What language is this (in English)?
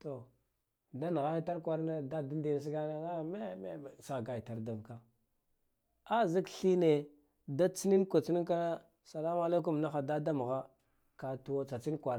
Guduf-Gava